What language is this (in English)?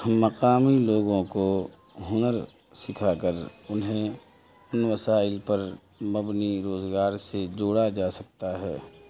Urdu